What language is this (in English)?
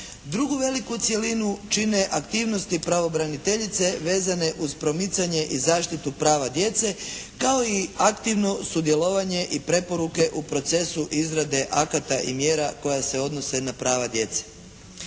Croatian